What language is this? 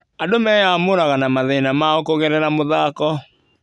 Kikuyu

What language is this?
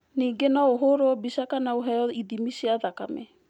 Kikuyu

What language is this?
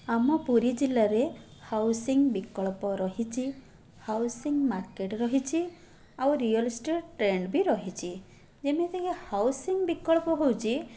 Odia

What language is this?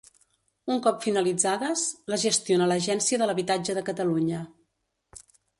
Catalan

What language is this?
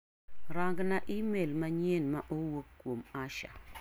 Luo (Kenya and Tanzania)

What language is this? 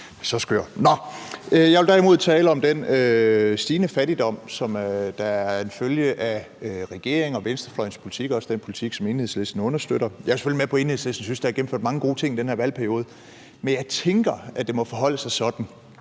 Danish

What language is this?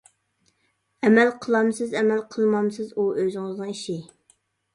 Uyghur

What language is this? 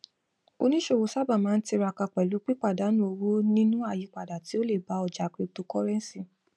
Yoruba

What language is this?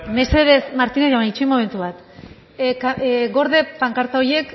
Basque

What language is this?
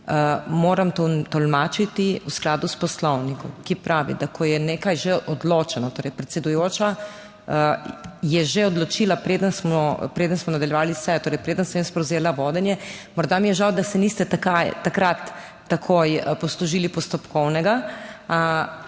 Slovenian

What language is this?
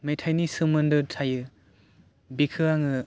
Bodo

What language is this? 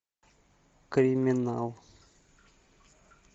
Russian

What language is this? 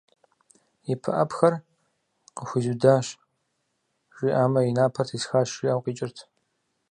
Kabardian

